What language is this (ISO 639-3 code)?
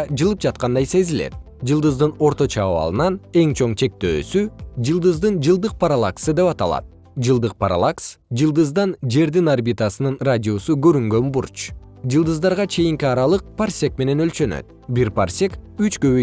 kir